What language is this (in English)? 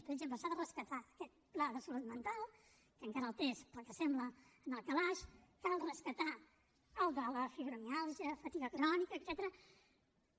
Catalan